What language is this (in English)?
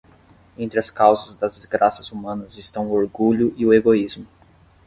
Portuguese